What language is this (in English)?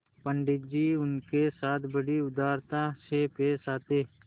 Hindi